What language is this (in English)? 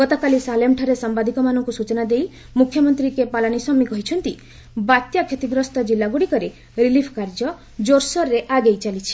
Odia